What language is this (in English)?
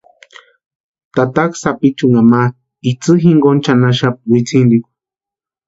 Western Highland Purepecha